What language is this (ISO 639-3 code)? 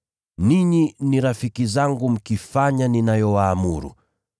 swa